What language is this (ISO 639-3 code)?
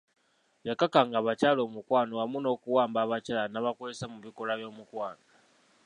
lug